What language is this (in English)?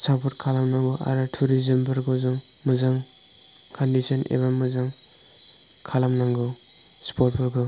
Bodo